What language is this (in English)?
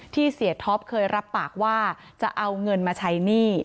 Thai